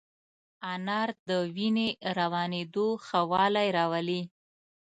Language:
Pashto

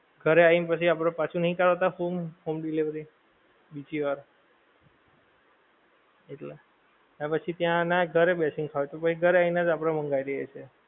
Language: Gujarati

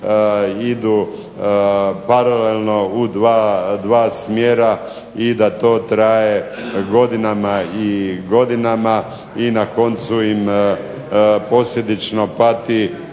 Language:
Croatian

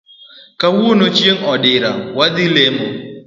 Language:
Luo (Kenya and Tanzania)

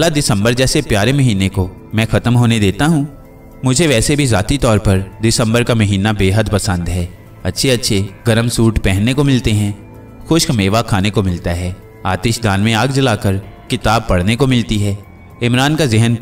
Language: Hindi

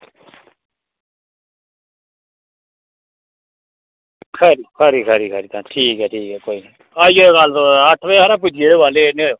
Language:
Dogri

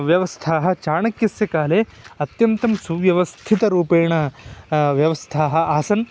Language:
Sanskrit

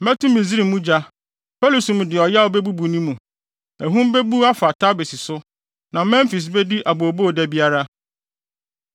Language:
Akan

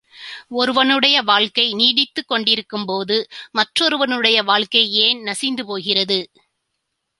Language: Tamil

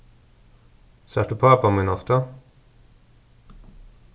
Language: Faroese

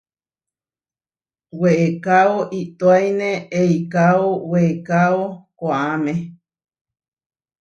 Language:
Huarijio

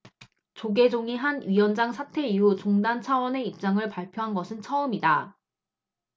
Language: Korean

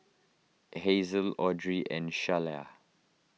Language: English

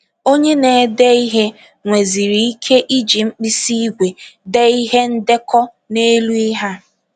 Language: Igbo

